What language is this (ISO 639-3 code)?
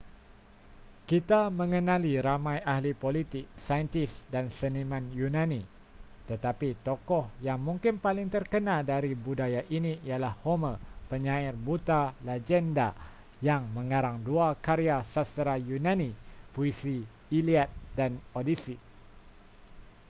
msa